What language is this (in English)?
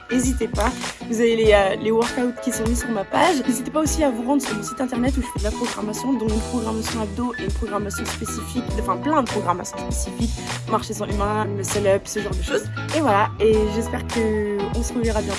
French